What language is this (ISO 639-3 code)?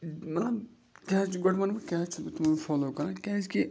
kas